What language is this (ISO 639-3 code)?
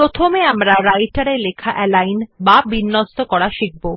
ben